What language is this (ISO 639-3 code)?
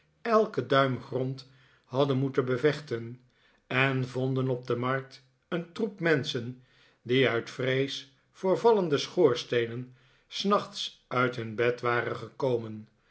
nld